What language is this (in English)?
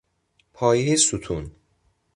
Persian